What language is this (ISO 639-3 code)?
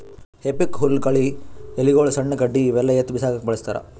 kan